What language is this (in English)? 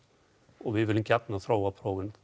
Icelandic